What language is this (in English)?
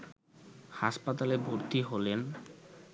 Bangla